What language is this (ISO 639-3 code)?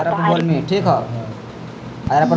mag